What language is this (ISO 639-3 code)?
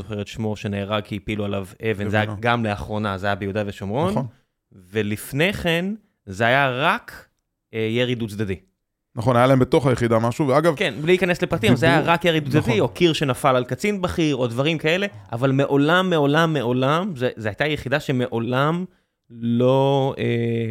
heb